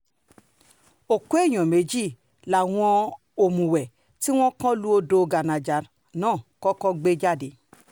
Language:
Yoruba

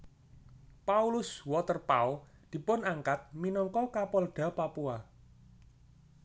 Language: Javanese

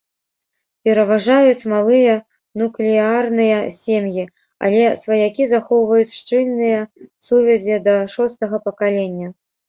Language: Belarusian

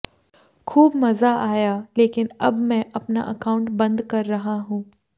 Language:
Hindi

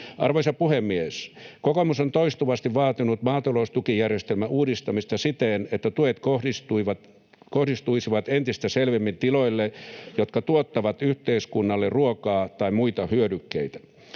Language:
Finnish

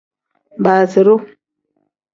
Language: Tem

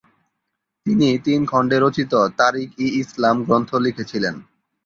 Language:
Bangla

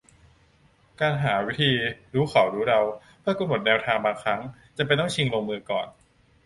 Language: Thai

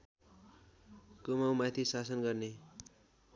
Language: Nepali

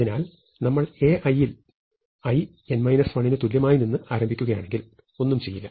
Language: Malayalam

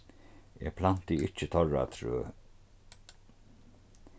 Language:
Faroese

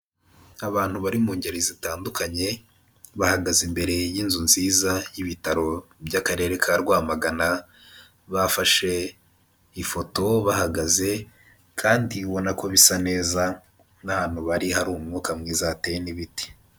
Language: Kinyarwanda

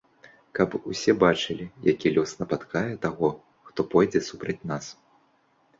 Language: Belarusian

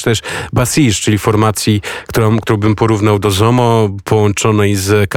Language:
Polish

